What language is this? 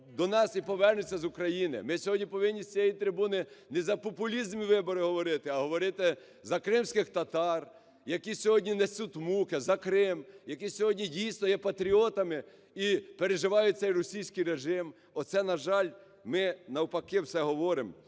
Ukrainian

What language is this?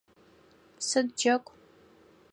Adyghe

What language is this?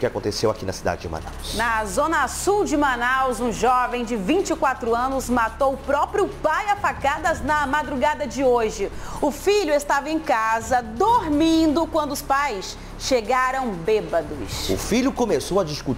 Portuguese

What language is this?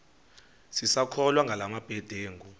Xhosa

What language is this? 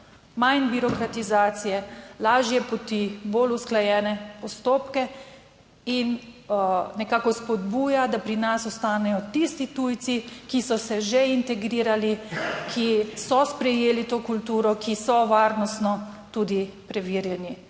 Slovenian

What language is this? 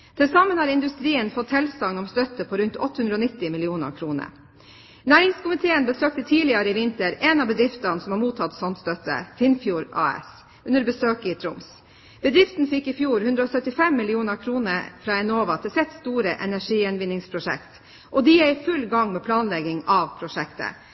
Norwegian Bokmål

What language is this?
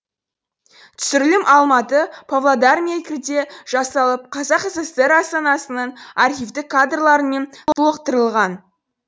Kazakh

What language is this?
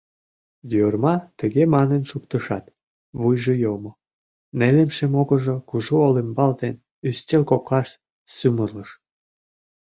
Mari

